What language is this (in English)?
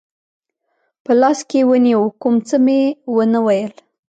Pashto